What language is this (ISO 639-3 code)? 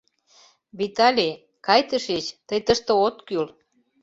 chm